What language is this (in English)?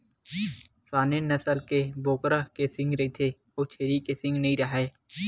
Chhattisgarhi